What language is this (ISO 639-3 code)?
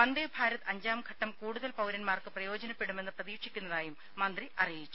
mal